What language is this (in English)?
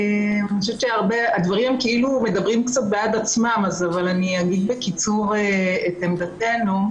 Hebrew